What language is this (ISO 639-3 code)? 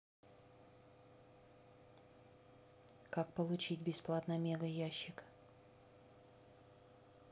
rus